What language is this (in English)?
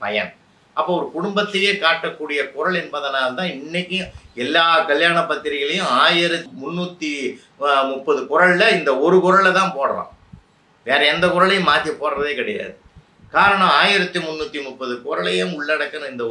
Tamil